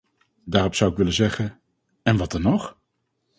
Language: Dutch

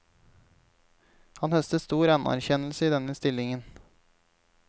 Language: Norwegian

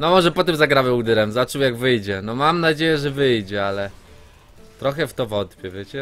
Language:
Polish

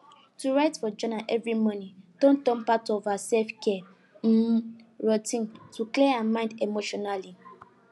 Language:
Nigerian Pidgin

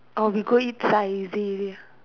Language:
English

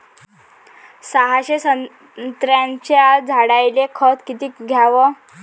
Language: Marathi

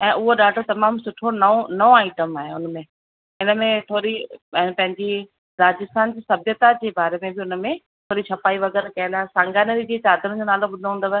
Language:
Sindhi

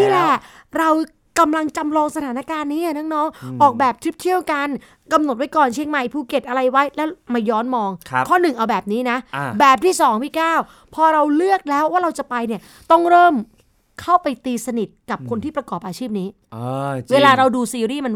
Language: Thai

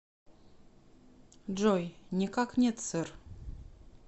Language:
Russian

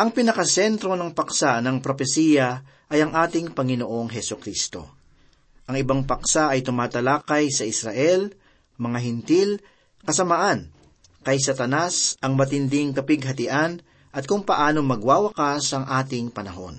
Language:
Filipino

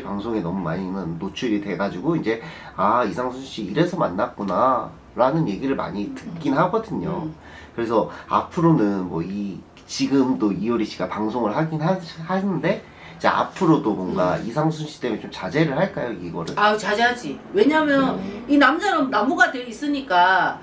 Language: Korean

